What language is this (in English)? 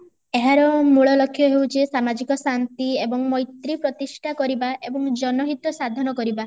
Odia